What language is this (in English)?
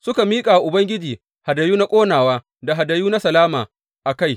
Hausa